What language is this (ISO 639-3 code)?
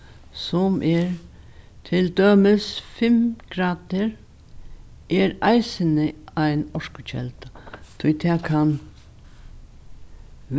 fao